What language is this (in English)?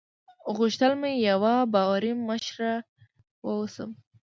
Pashto